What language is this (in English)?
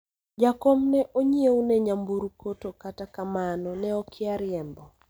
Luo (Kenya and Tanzania)